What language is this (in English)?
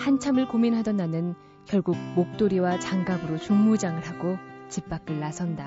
Korean